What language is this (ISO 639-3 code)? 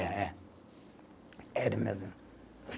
por